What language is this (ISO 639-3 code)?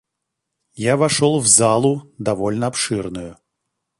rus